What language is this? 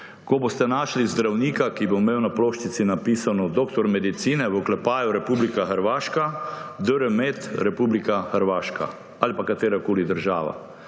Slovenian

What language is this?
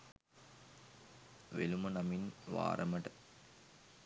Sinhala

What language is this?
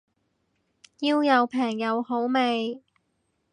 Cantonese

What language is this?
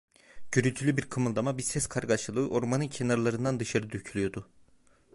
Turkish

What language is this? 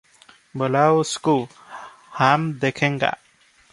Odia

